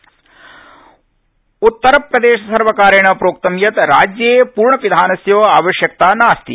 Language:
Sanskrit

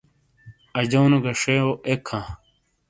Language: Shina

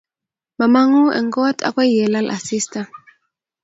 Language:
Kalenjin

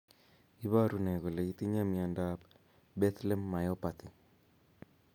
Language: Kalenjin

